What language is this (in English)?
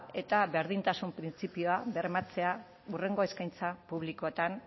Basque